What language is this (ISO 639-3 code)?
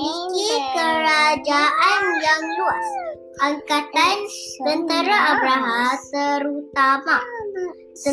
msa